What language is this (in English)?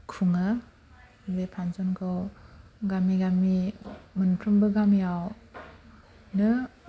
Bodo